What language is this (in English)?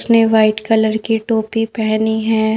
Hindi